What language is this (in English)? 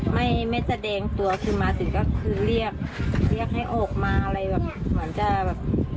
Thai